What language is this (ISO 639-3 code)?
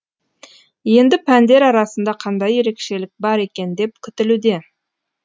kaz